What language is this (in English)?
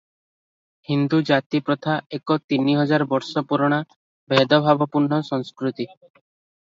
Odia